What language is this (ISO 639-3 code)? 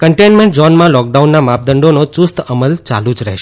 guj